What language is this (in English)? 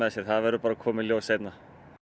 Icelandic